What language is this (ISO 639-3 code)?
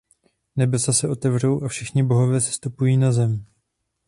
ces